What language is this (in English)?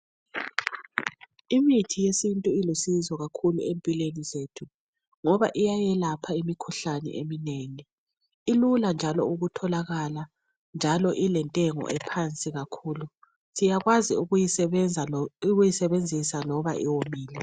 North Ndebele